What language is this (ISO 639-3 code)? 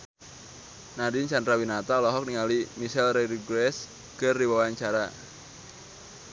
sun